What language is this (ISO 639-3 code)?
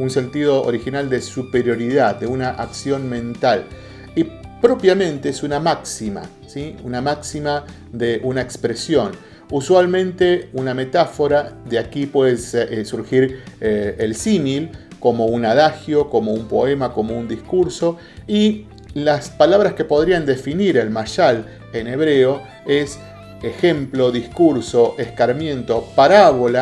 spa